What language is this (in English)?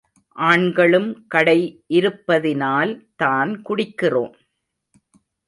Tamil